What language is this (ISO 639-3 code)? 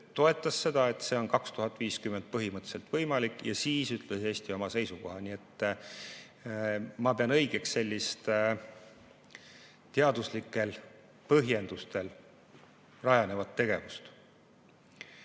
est